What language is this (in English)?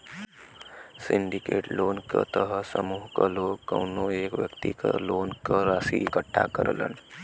Bhojpuri